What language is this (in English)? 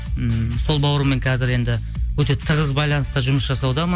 Kazakh